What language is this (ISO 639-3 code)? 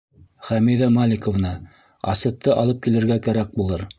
bak